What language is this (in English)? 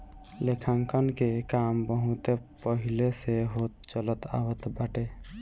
Bhojpuri